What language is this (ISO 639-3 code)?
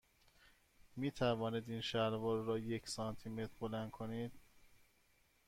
fas